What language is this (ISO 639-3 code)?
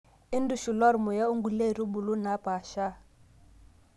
mas